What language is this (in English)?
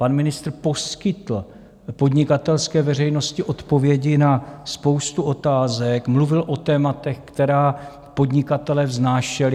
Czech